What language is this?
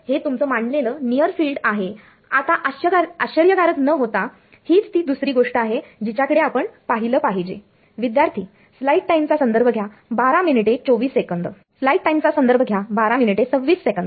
Marathi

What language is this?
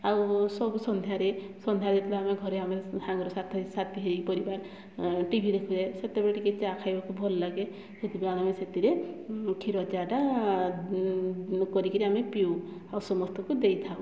Odia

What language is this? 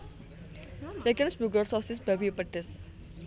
Javanese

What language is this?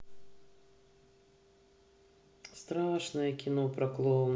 Russian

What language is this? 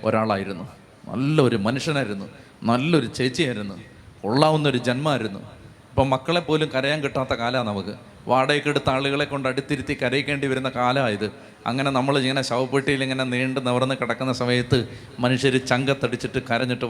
Malayalam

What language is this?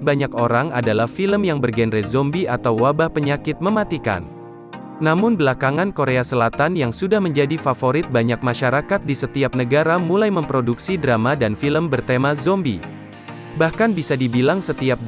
Indonesian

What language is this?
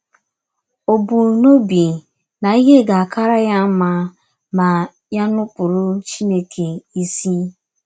Igbo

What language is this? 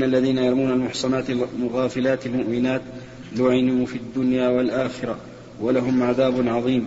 Arabic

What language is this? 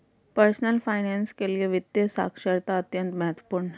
Hindi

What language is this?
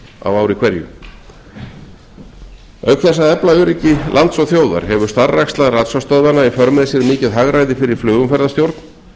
Icelandic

